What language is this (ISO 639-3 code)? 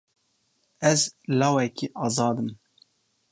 kur